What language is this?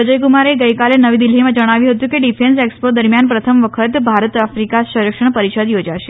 Gujarati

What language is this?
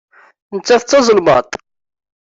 Kabyle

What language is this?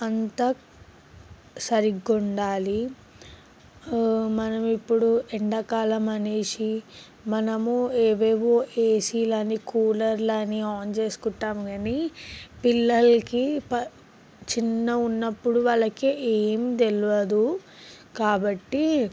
Telugu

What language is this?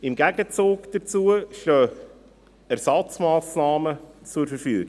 Swiss German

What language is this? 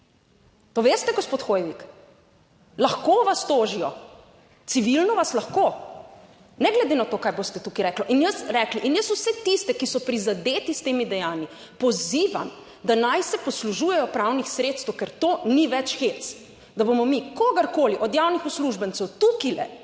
Slovenian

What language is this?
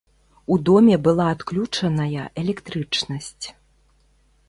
Belarusian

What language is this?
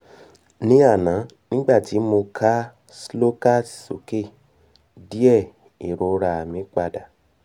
Yoruba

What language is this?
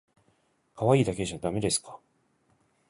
Japanese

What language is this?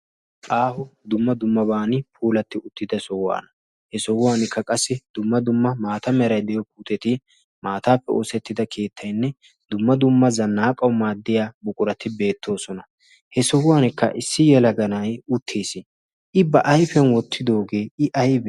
Wolaytta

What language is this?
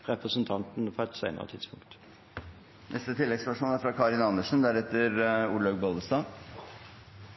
Norwegian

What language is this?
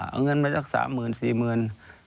Thai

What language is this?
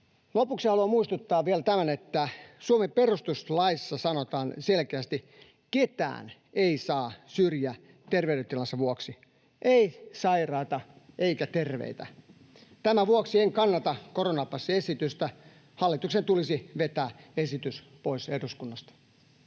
Finnish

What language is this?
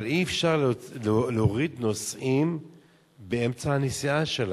Hebrew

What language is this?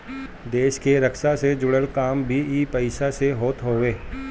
Bhojpuri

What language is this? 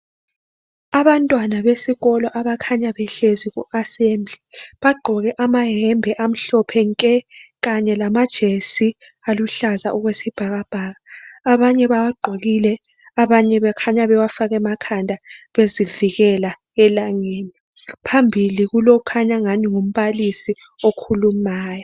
North Ndebele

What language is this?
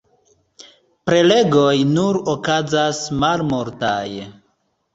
Esperanto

